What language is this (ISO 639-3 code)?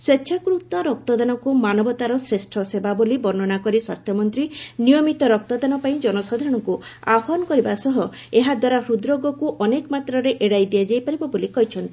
ori